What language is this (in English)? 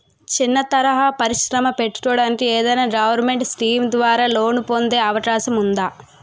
Telugu